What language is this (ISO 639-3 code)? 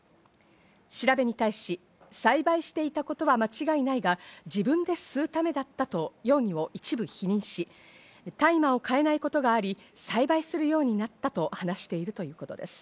jpn